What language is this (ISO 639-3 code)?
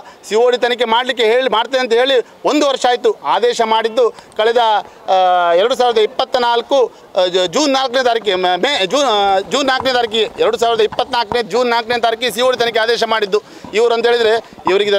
kan